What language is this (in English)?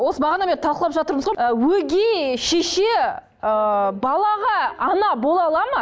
Kazakh